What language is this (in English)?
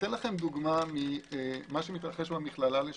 Hebrew